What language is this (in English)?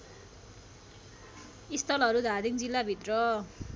Nepali